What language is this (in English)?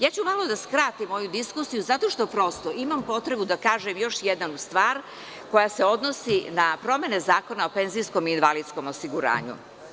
Serbian